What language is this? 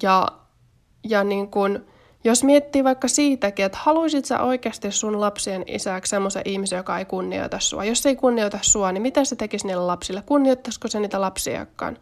Finnish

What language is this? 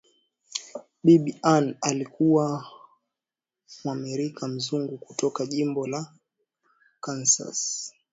Swahili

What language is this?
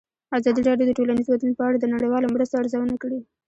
Pashto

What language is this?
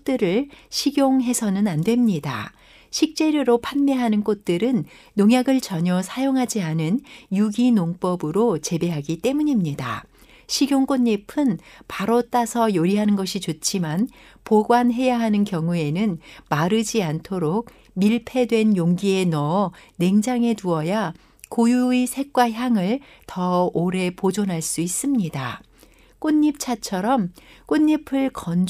Korean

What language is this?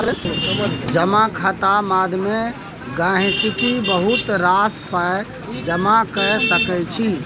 Maithili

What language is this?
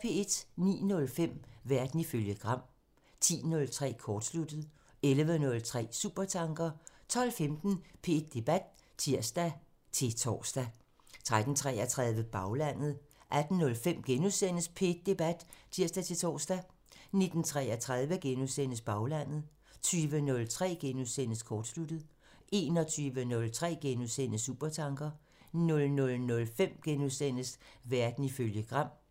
Danish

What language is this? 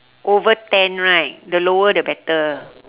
English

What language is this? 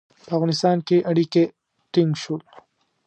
Pashto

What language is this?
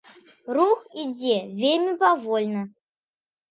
Belarusian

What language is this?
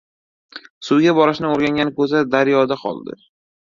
Uzbek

